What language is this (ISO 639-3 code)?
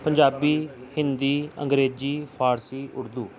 pan